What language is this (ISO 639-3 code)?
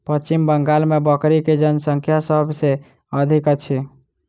mai